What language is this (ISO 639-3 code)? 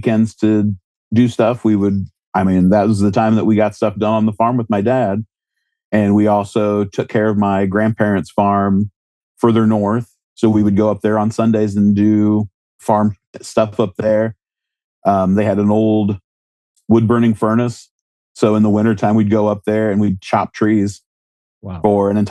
eng